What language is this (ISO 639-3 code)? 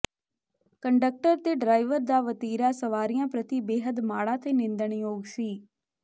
pan